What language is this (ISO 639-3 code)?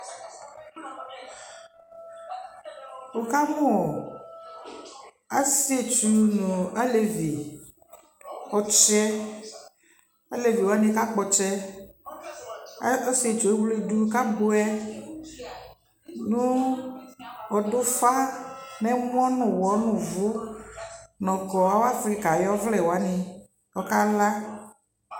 kpo